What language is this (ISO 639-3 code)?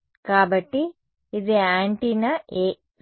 tel